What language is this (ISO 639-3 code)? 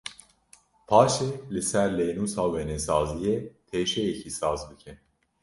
kur